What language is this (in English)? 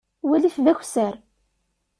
Kabyle